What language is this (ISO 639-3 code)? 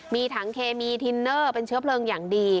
tha